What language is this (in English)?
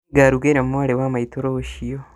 Kikuyu